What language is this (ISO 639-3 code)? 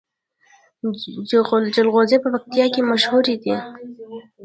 pus